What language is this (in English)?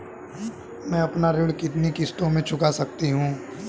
Hindi